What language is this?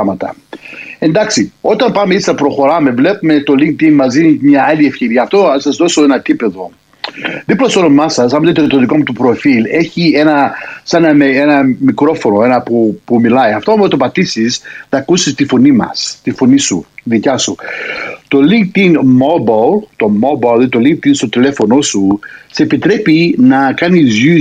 Greek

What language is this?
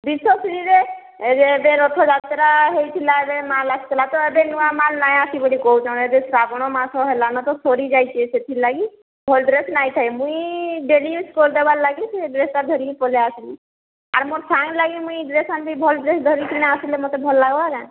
Odia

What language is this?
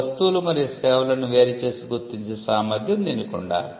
Telugu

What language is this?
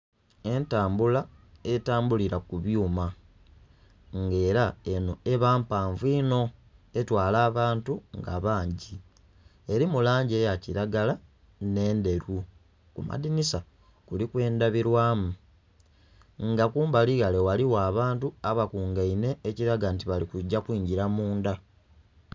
Soga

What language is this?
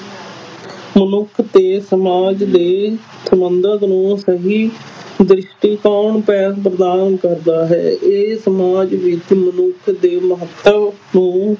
Punjabi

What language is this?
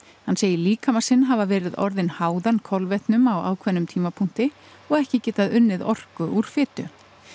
Icelandic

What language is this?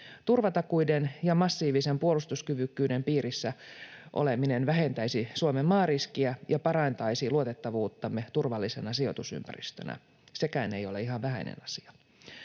Finnish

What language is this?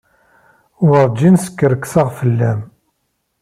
Kabyle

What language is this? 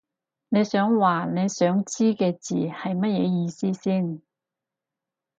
Cantonese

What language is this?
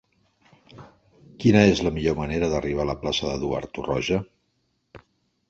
Catalan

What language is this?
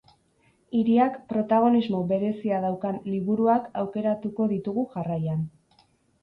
Basque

